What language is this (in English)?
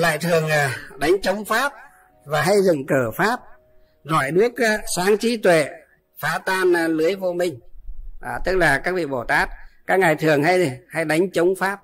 Vietnamese